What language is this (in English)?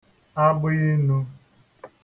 Igbo